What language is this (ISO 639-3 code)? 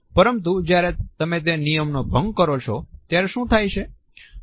guj